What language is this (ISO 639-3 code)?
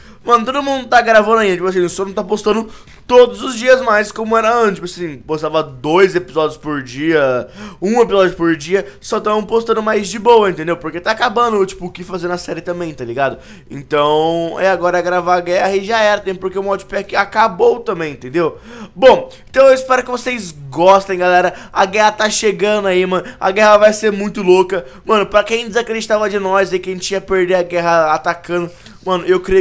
por